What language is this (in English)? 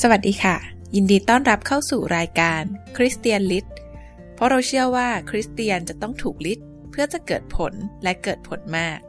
Thai